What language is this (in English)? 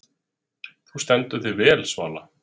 Icelandic